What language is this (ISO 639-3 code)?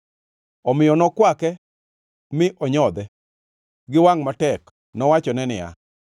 luo